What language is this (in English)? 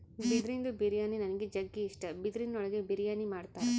Kannada